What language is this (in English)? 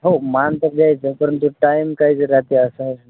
Marathi